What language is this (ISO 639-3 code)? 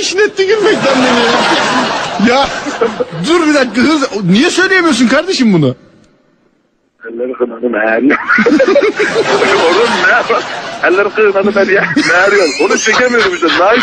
tur